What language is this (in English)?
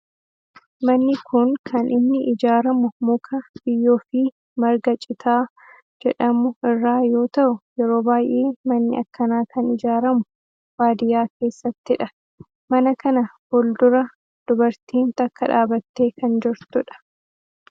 Oromo